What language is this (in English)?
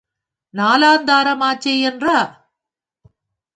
Tamil